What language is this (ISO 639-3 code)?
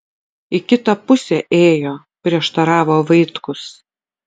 lit